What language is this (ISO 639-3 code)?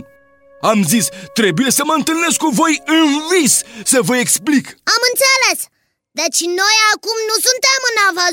ron